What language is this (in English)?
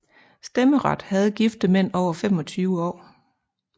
Danish